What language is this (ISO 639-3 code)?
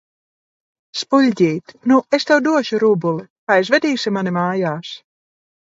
lav